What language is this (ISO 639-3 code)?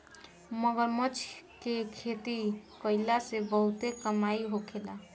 bho